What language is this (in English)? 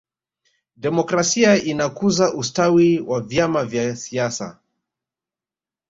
Swahili